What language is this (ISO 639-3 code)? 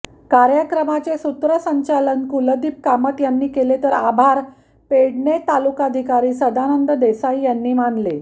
mar